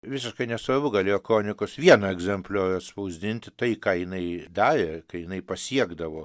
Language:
Lithuanian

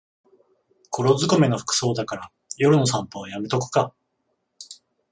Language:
Japanese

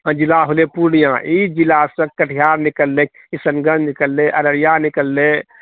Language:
Maithili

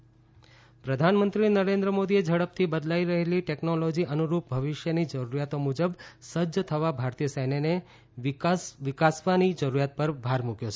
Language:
Gujarati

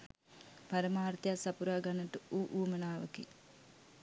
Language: Sinhala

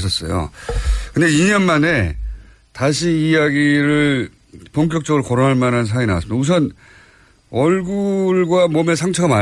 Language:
Korean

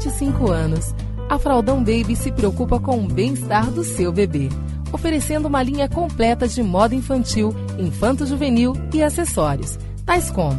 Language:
Portuguese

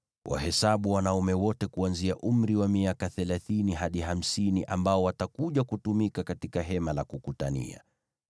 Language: Swahili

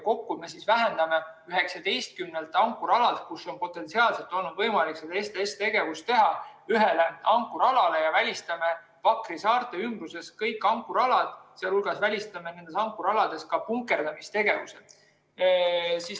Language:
Estonian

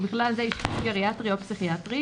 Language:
Hebrew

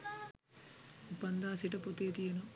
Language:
Sinhala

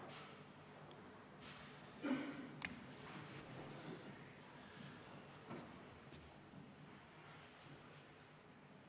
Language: Estonian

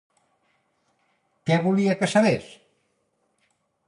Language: Catalan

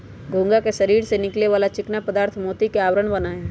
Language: Magahi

